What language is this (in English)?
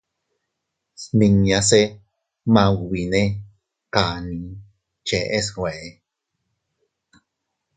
Teutila Cuicatec